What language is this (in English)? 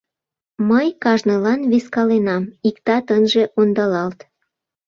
Mari